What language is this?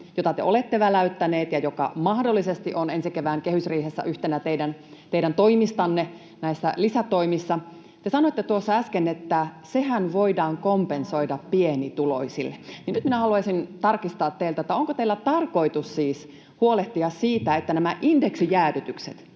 Finnish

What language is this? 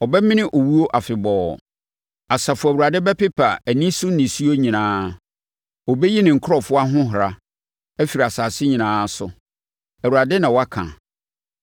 Akan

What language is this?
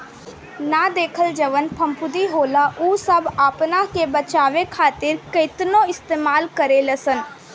Bhojpuri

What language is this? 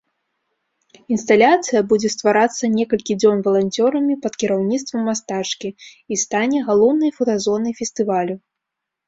Belarusian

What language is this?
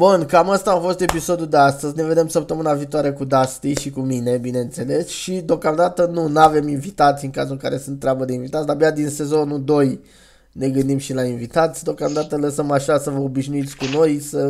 Romanian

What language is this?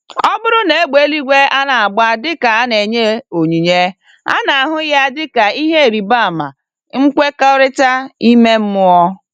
Igbo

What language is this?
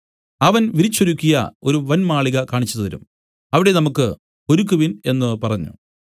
Malayalam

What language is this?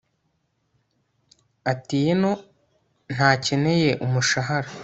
Kinyarwanda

